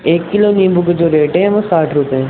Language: Urdu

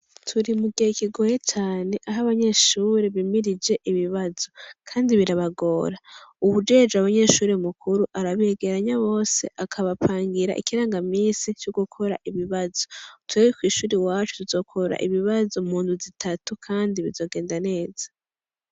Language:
Rundi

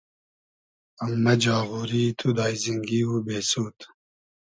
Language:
Hazaragi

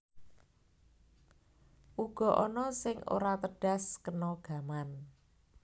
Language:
Javanese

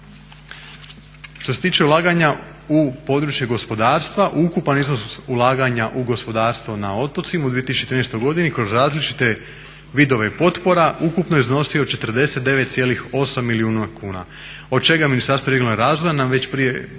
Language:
Croatian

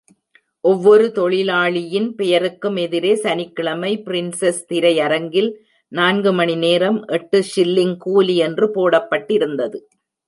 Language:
Tamil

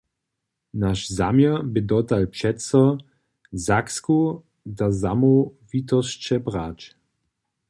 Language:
Upper Sorbian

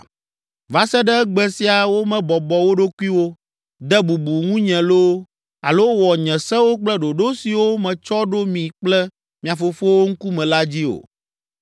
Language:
Ewe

